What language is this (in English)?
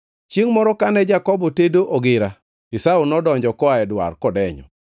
Luo (Kenya and Tanzania)